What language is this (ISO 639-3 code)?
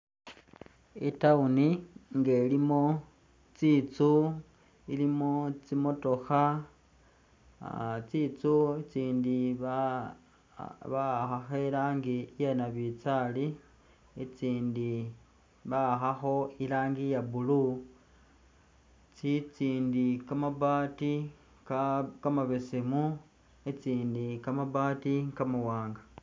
myx